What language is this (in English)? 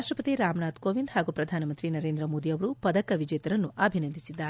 Kannada